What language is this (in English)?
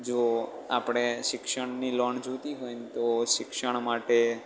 Gujarati